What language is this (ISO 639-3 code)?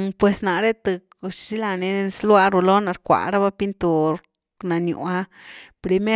ztu